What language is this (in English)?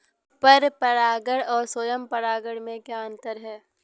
Hindi